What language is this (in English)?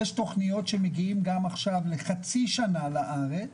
Hebrew